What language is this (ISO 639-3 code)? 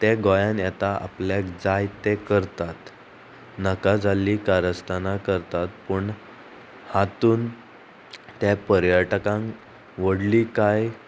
kok